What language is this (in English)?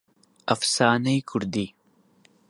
Central Kurdish